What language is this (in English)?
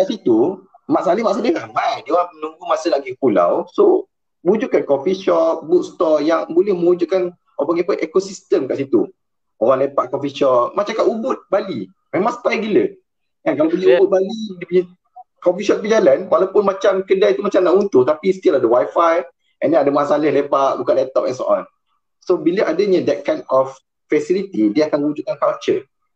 Malay